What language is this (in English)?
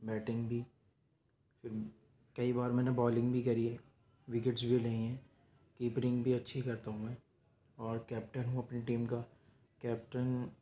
Urdu